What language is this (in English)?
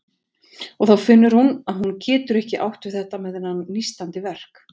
Icelandic